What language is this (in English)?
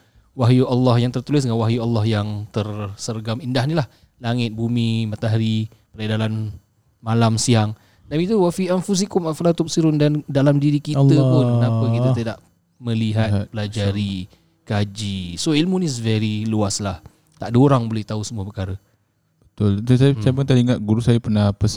Malay